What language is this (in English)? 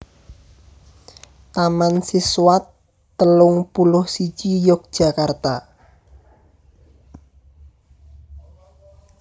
Javanese